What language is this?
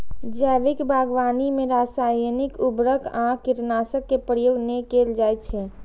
Maithili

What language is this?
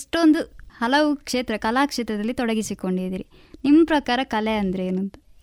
Kannada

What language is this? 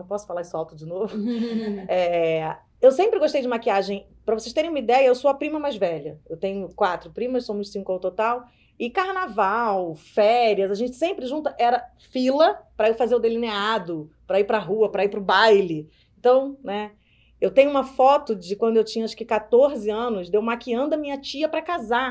Portuguese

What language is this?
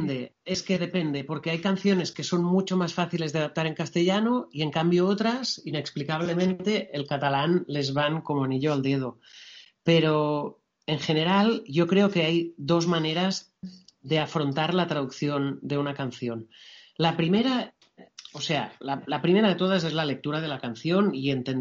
Spanish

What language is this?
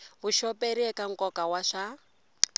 Tsonga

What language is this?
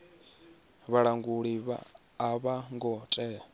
Venda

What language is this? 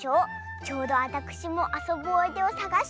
Japanese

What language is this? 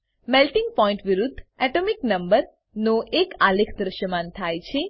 Gujarati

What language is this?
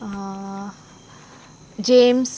Konkani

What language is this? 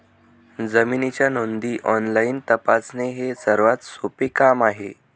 Marathi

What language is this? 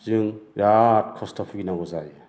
Bodo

